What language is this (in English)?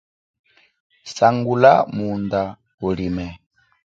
Chokwe